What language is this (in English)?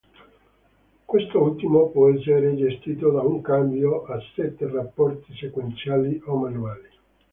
Italian